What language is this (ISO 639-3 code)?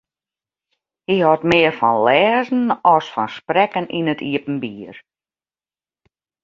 fry